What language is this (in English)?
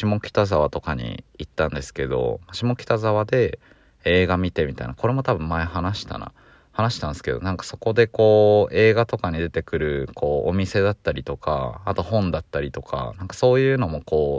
Japanese